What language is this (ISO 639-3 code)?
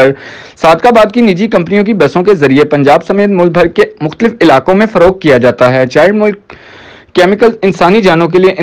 hin